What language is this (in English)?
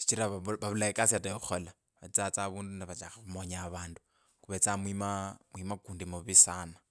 Kabras